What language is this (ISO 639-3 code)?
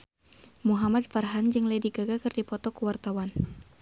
sun